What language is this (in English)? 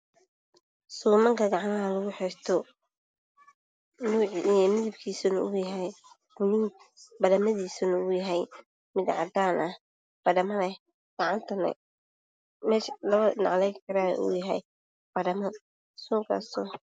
Somali